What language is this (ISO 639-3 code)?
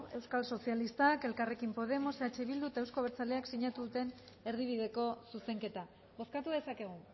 eus